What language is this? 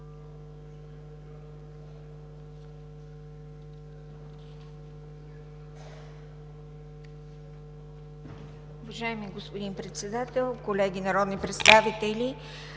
Bulgarian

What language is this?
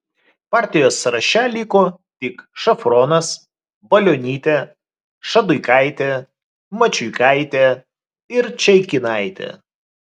Lithuanian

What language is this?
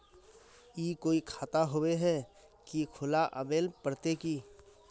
Magahi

